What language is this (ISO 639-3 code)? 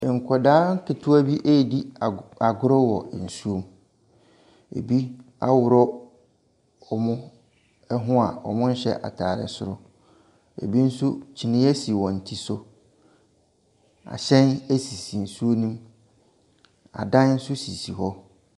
aka